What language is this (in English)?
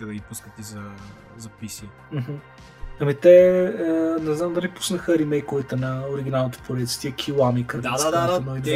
Bulgarian